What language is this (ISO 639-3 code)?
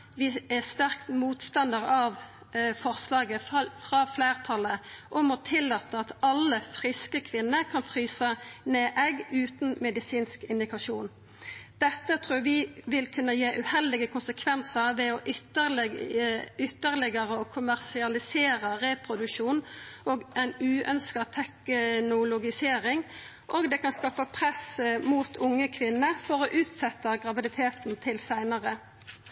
nno